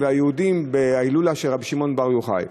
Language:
Hebrew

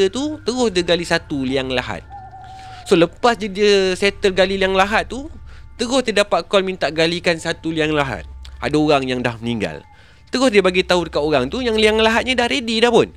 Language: Malay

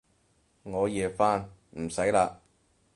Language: Cantonese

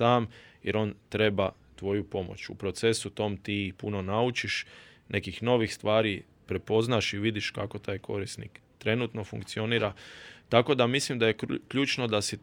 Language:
Croatian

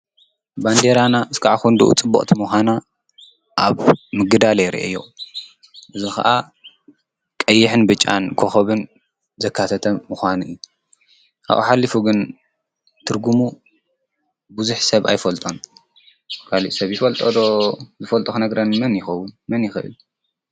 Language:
Tigrinya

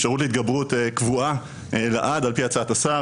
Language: Hebrew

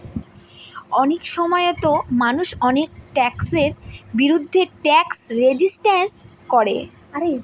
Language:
Bangla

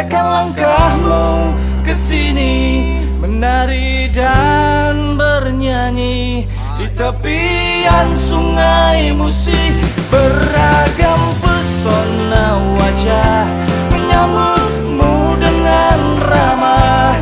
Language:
Indonesian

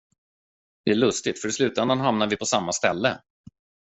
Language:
Swedish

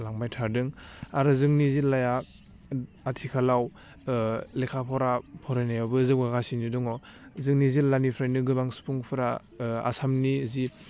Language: Bodo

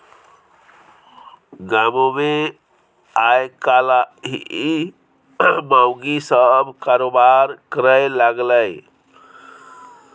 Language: Maithili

